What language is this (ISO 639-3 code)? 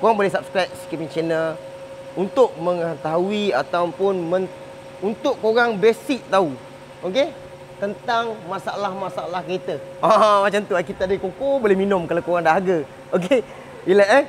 msa